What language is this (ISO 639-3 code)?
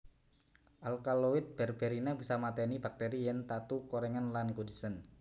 jav